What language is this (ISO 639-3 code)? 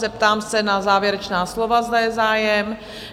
ces